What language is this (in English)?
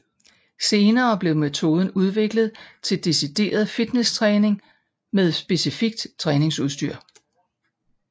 Danish